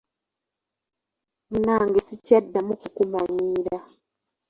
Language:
Ganda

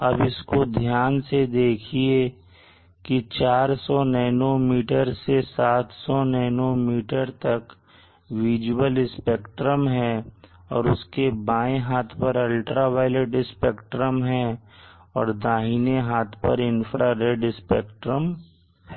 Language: Hindi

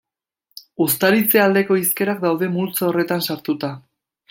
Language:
Basque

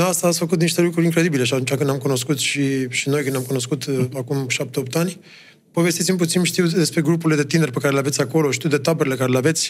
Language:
Romanian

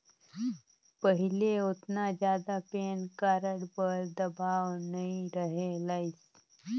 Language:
Chhattisgarhi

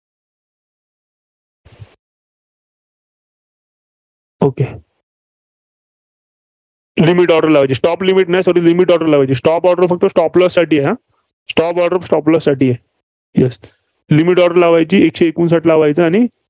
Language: Marathi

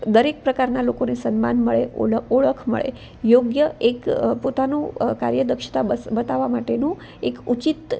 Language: Gujarati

